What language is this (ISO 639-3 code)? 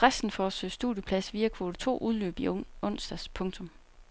dan